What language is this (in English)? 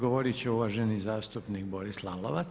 Croatian